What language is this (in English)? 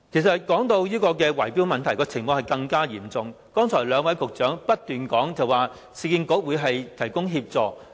Cantonese